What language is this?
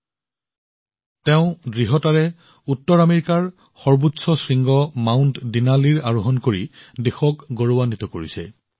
Assamese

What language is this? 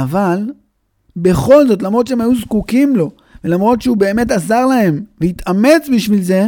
Hebrew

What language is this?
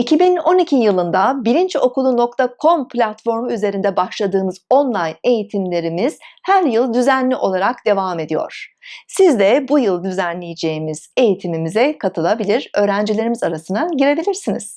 Turkish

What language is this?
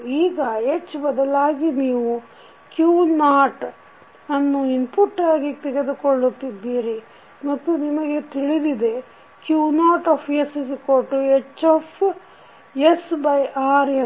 Kannada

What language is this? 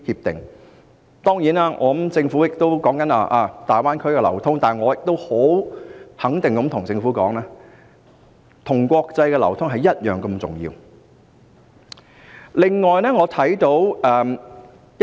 Cantonese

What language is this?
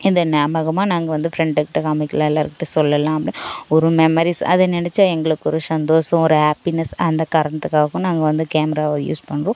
Tamil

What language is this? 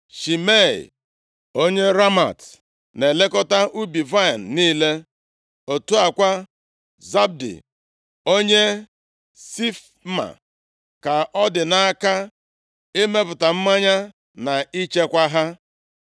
Igbo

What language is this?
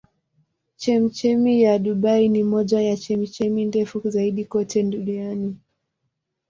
Swahili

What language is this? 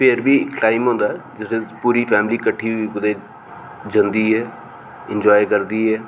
Dogri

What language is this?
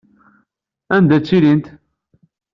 Kabyle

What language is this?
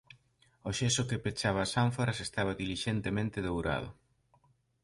Galician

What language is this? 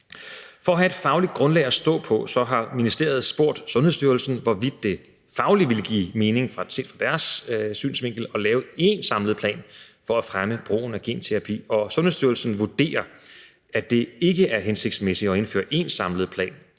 Danish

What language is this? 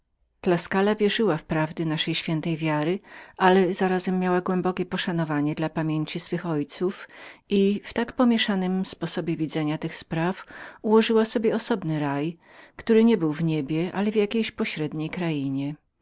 Polish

